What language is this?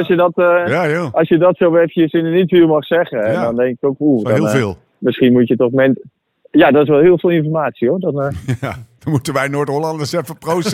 Dutch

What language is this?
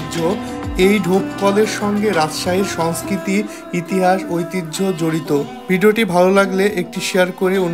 Romanian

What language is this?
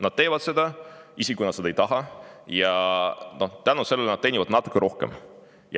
Estonian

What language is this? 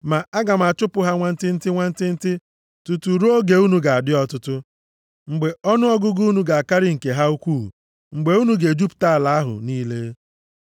Igbo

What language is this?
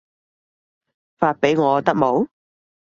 Cantonese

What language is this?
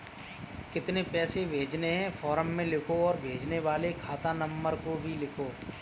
Hindi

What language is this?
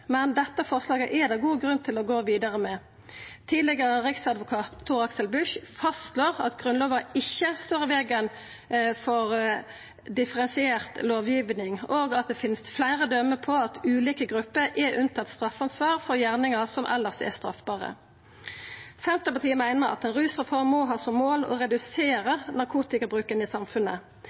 Norwegian Nynorsk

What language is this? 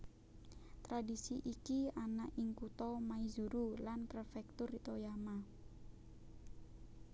Javanese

